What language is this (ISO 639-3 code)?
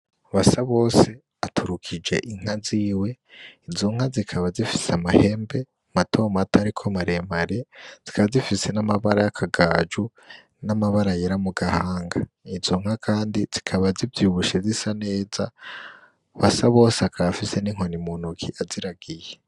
run